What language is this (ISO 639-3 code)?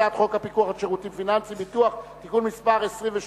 heb